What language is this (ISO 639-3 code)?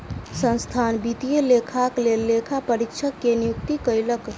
mai